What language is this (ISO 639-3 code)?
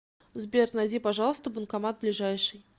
rus